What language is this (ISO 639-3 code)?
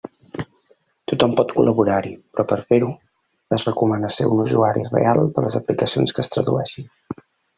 cat